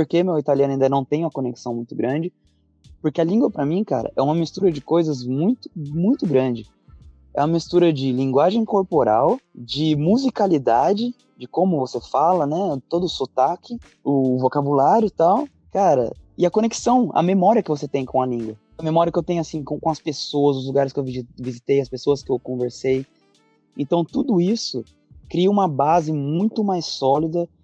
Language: Portuguese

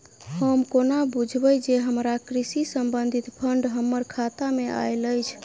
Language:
Maithili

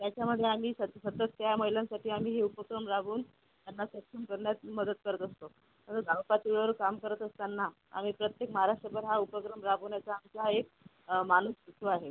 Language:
Marathi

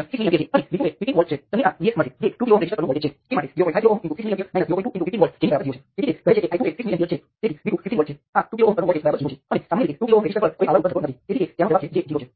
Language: Gujarati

